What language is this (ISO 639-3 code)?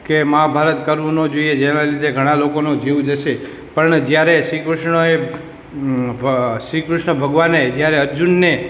guj